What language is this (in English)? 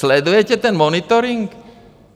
Czech